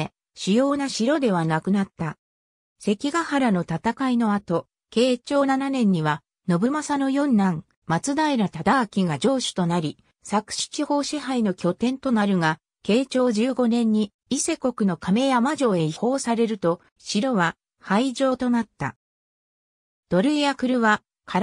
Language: Japanese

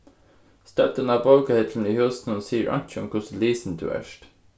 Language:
Faroese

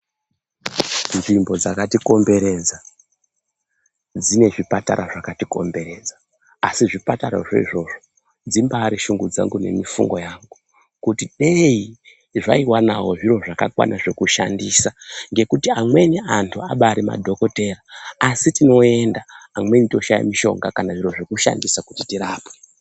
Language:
Ndau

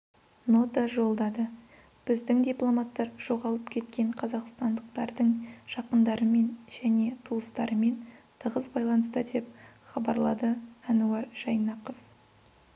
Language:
Kazakh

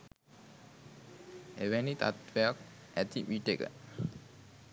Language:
Sinhala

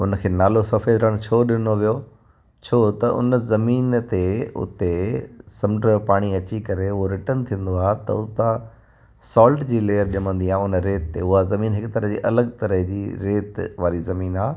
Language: Sindhi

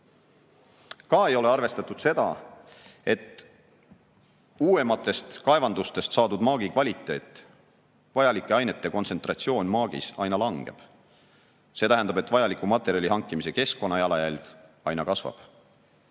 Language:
Estonian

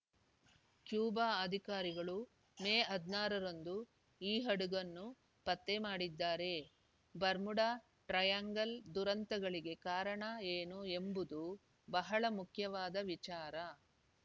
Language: Kannada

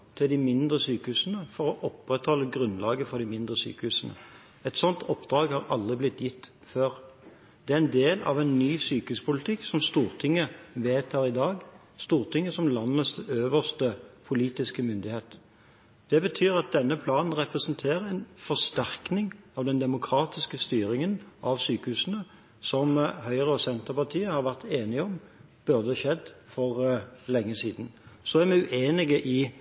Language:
Norwegian Bokmål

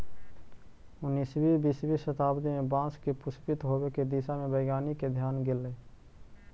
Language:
Magahi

